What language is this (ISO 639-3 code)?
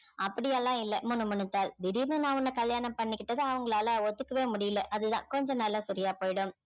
tam